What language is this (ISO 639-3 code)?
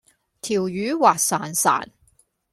yue